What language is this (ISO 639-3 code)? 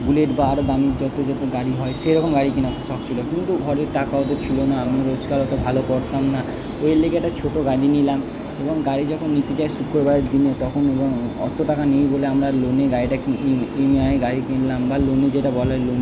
ben